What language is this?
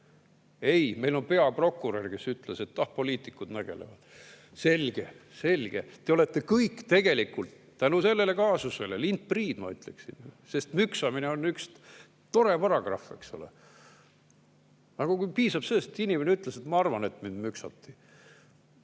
Estonian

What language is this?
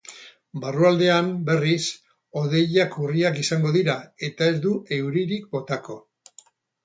Basque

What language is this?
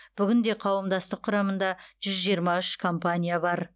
Kazakh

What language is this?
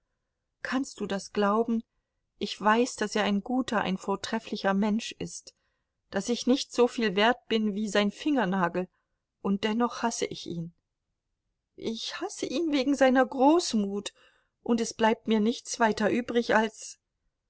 German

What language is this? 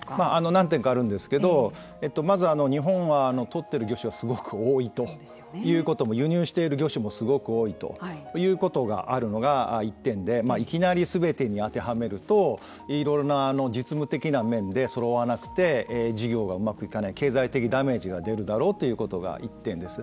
Japanese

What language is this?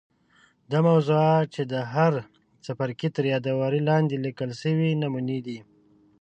Pashto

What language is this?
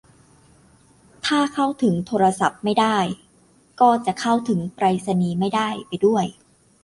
Thai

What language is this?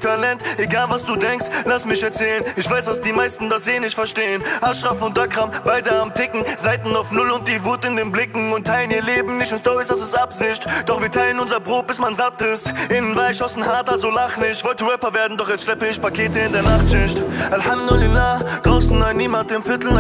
German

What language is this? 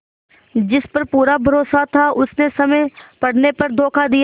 Hindi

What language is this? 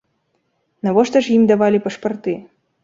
Belarusian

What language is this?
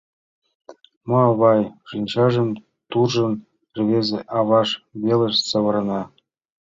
Mari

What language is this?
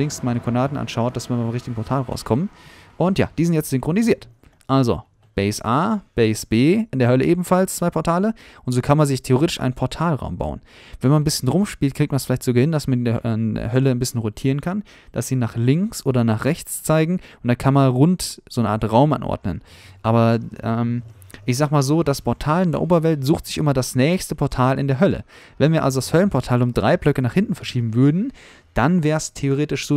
German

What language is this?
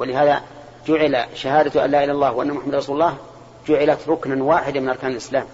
Arabic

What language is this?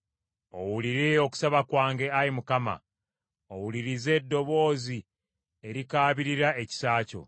Ganda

